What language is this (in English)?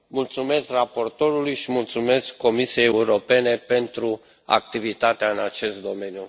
Romanian